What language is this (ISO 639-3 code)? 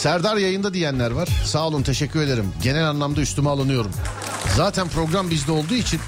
tur